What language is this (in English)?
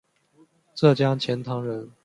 Chinese